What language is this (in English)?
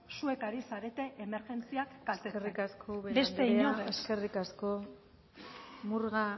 Basque